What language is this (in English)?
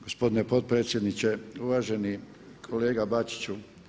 Croatian